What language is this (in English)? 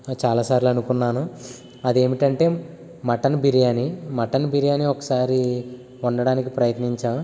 Telugu